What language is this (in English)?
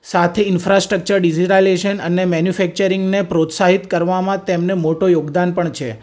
Gujarati